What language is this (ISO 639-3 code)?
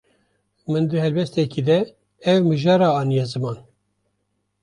kur